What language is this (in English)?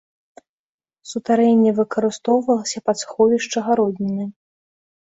Belarusian